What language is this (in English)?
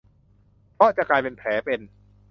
Thai